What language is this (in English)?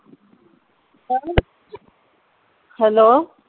Punjabi